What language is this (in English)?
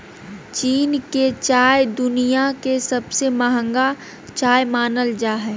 Magahi